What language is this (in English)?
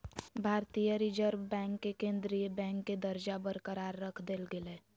Magahi